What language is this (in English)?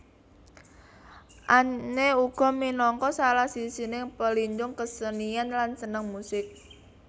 Javanese